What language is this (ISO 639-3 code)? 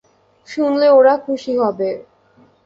ben